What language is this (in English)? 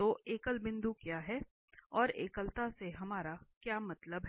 Hindi